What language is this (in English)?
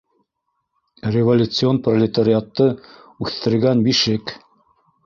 Bashkir